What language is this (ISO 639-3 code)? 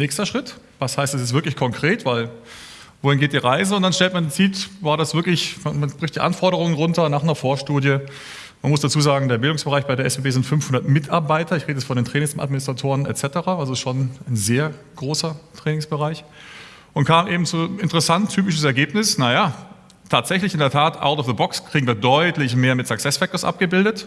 deu